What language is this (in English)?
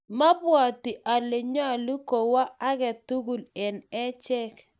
Kalenjin